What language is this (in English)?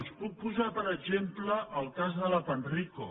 Catalan